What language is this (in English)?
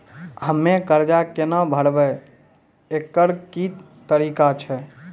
Maithili